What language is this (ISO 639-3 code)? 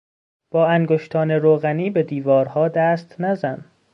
fas